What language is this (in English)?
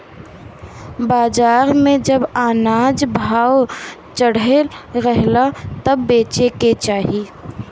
Bhojpuri